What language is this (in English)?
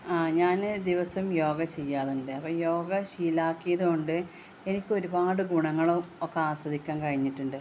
Malayalam